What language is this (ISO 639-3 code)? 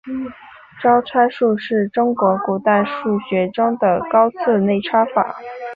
zho